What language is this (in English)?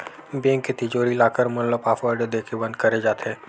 Chhattisgarhi